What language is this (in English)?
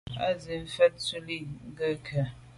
Medumba